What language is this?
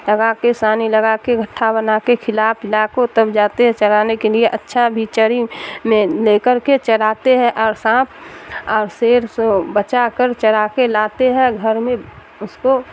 Urdu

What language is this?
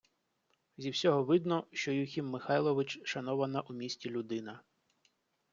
Ukrainian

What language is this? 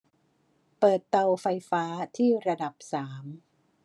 Thai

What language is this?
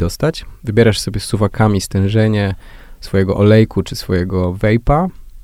Polish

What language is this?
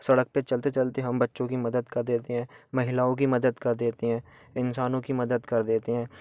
Hindi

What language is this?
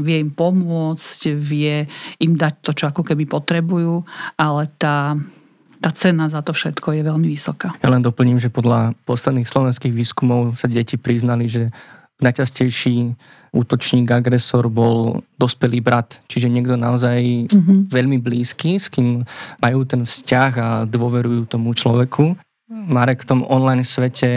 Slovak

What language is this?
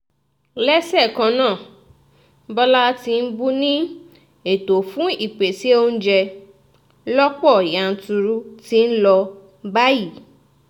Yoruba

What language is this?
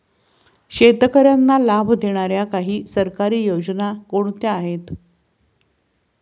Marathi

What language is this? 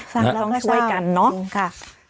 Thai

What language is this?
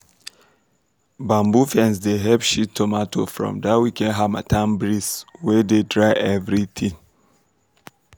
Nigerian Pidgin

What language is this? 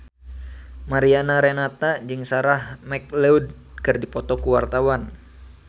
Sundanese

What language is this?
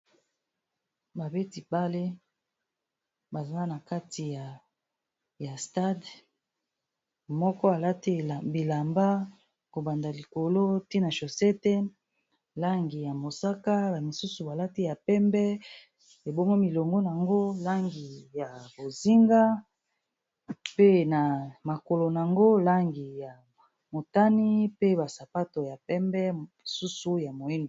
Lingala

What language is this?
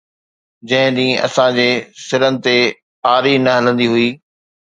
Sindhi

